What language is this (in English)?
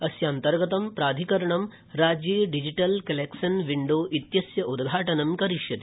Sanskrit